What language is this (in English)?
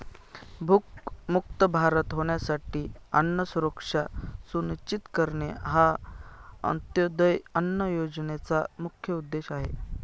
Marathi